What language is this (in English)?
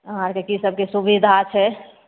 Maithili